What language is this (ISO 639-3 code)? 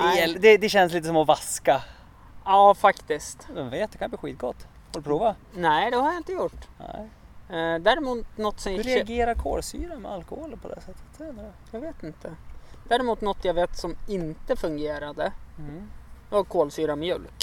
swe